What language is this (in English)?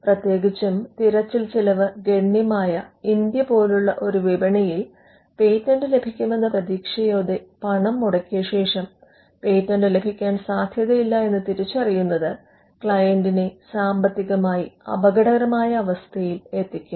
Malayalam